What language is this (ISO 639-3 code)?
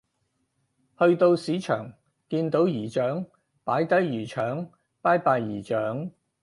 yue